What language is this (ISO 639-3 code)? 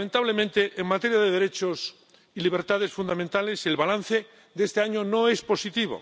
spa